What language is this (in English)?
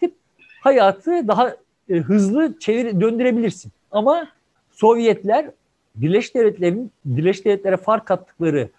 Turkish